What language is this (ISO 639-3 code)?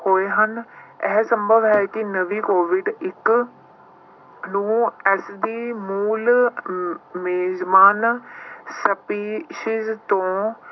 pan